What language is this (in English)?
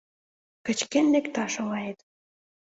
Mari